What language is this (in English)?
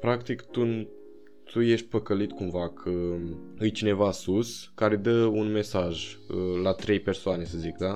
Romanian